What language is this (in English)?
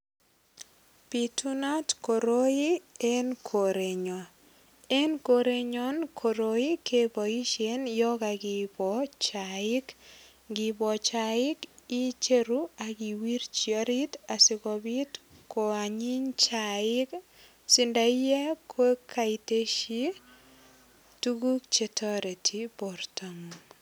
Kalenjin